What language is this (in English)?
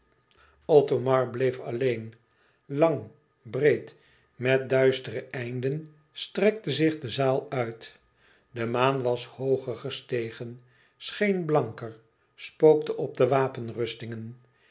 Dutch